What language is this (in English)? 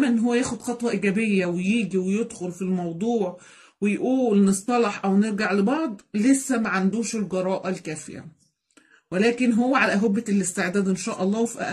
Arabic